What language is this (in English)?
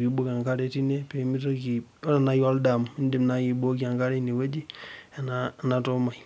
Masai